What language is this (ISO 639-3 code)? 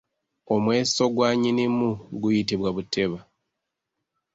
lug